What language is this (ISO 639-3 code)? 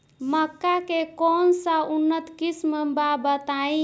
bho